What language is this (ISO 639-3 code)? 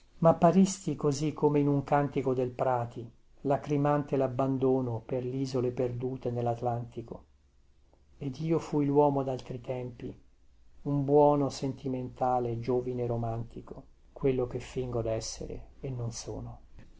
ita